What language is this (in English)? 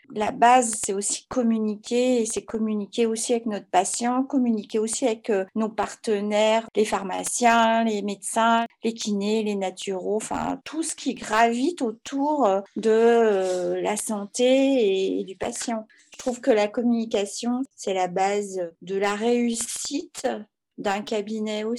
French